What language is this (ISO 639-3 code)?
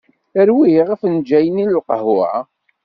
kab